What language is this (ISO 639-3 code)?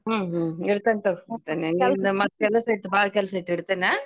kan